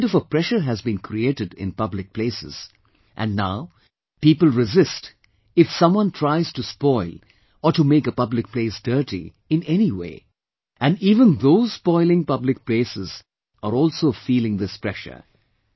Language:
English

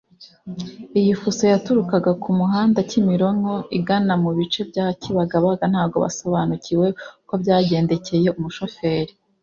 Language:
Kinyarwanda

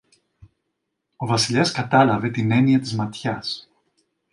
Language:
Greek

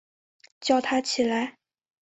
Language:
Chinese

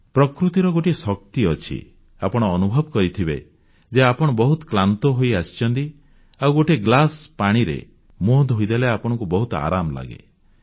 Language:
Odia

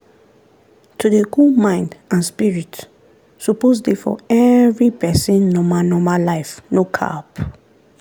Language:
Nigerian Pidgin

